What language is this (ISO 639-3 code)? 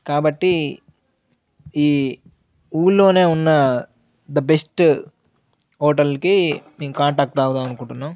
tel